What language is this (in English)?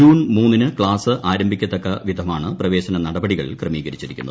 Malayalam